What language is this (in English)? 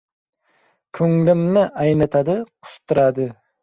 Uzbek